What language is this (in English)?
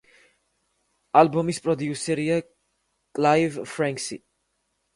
Georgian